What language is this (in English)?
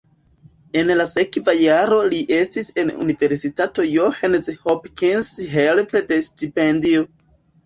Esperanto